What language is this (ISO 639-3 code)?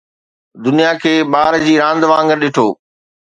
snd